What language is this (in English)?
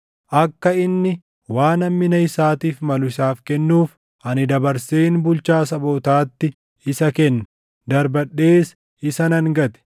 Oromo